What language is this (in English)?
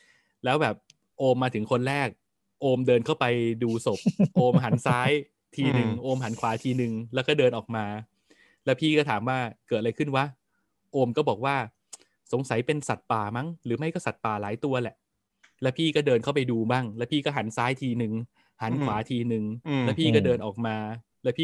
Thai